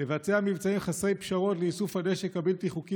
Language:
Hebrew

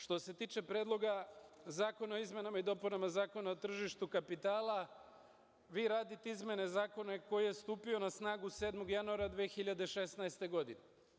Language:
Serbian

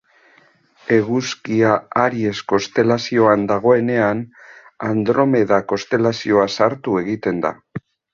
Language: Basque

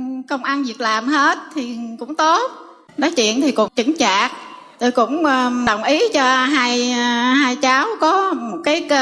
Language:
Vietnamese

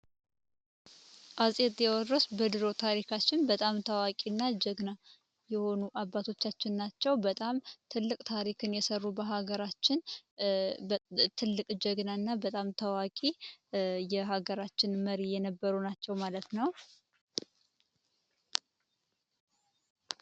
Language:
Amharic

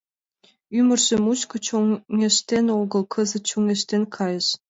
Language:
Mari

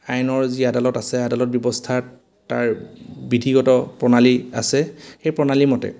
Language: Assamese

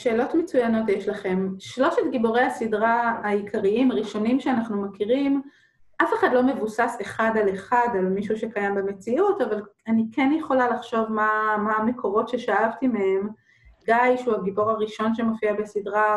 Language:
Hebrew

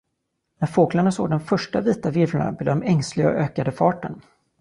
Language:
Swedish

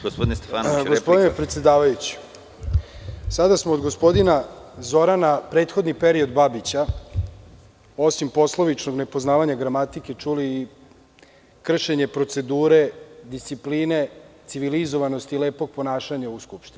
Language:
Serbian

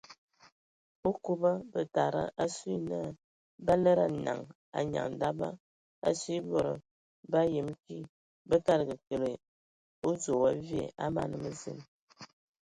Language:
Ewondo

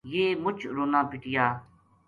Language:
Gujari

